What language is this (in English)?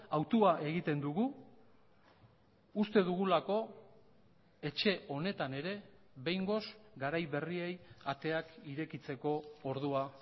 Basque